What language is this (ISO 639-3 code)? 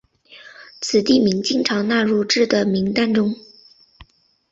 zho